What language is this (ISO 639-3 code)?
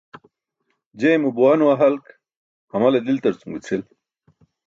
bsk